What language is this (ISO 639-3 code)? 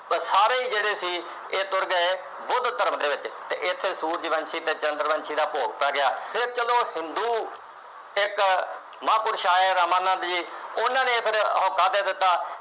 pan